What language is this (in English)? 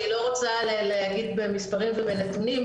Hebrew